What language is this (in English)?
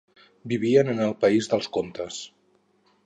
Catalan